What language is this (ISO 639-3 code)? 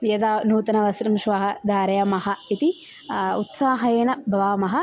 san